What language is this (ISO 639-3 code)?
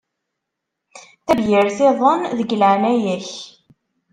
kab